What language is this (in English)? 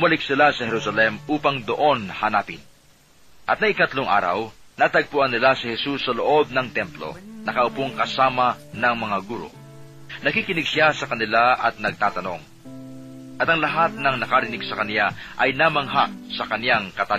Filipino